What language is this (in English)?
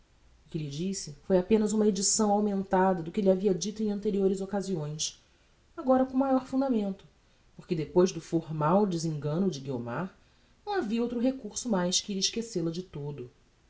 Portuguese